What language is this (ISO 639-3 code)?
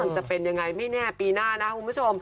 tha